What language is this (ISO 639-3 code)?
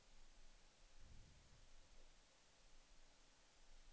swe